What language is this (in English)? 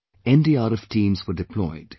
English